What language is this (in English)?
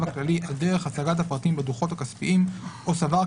Hebrew